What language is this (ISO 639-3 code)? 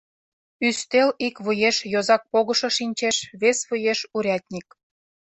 chm